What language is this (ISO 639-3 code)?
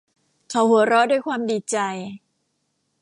tha